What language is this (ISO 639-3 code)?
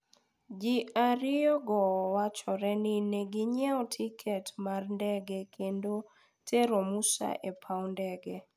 luo